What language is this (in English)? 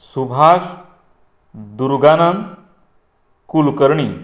Konkani